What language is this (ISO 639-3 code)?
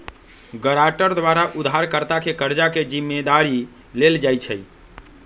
mag